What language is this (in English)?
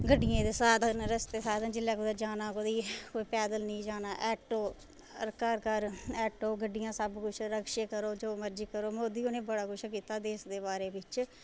Dogri